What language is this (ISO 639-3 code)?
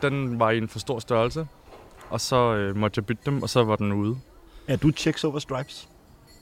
dan